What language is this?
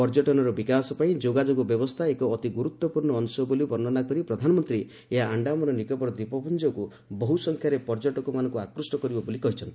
Odia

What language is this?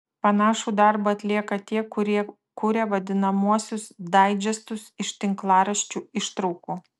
Lithuanian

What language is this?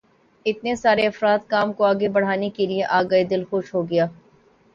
Urdu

